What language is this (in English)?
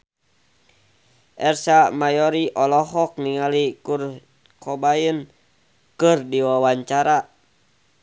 Sundanese